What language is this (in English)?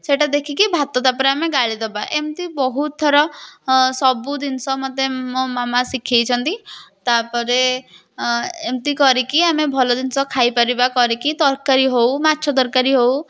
Odia